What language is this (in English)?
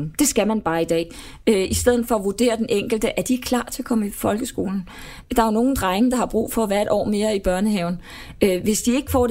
Danish